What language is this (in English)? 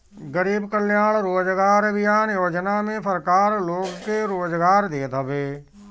Bhojpuri